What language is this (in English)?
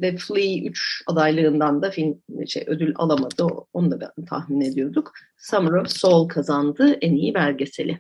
Turkish